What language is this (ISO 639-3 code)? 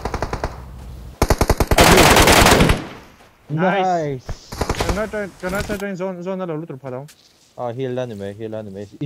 ron